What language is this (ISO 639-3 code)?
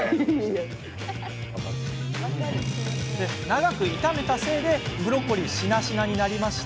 jpn